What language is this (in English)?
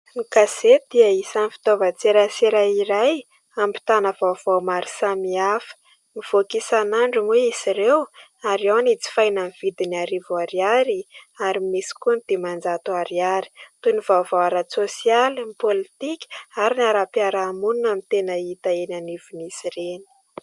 Malagasy